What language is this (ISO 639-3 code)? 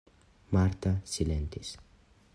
epo